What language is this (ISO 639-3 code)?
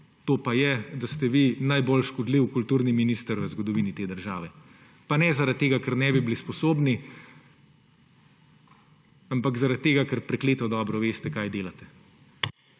slv